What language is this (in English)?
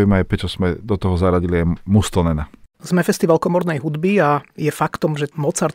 Slovak